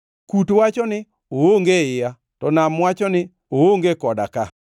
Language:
Luo (Kenya and Tanzania)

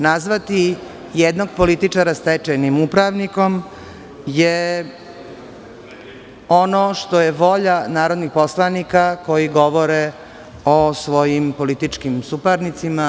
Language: Serbian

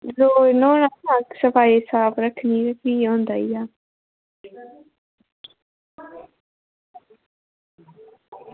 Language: Dogri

